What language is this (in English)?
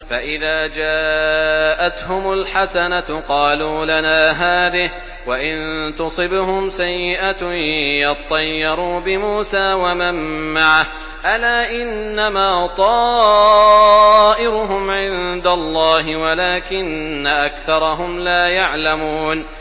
Arabic